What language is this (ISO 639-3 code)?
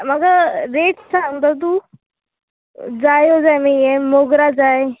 kok